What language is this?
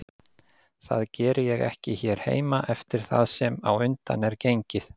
Icelandic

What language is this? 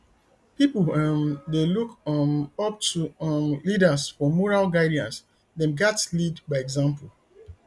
Nigerian Pidgin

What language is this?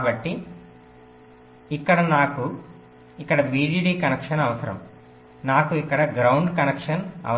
Telugu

